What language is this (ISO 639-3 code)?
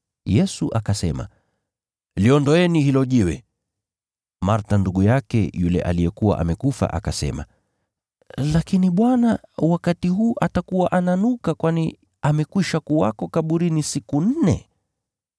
swa